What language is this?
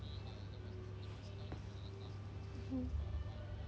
English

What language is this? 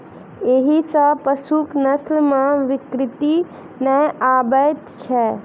Maithili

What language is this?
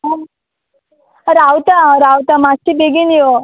Konkani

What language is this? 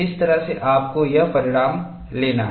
Hindi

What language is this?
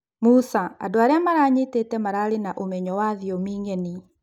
Kikuyu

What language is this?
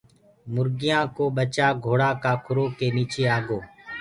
Gurgula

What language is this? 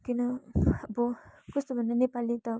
Nepali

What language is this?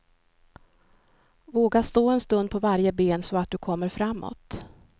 Swedish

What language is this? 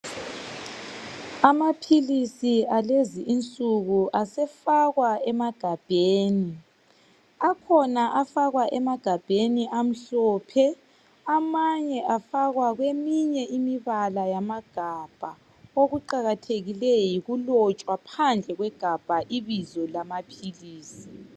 North Ndebele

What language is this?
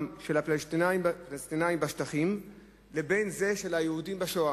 Hebrew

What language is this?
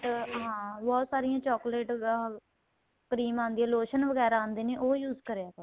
Punjabi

